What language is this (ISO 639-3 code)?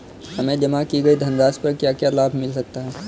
hin